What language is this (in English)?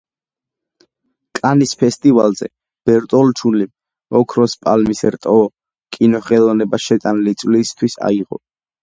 Georgian